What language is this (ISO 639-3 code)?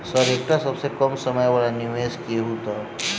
mai